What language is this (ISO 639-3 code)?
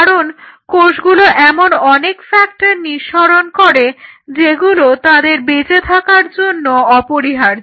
ben